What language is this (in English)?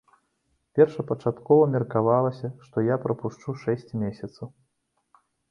Belarusian